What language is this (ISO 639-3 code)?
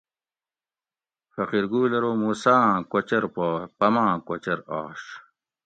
gwc